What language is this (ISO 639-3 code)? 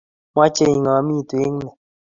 kln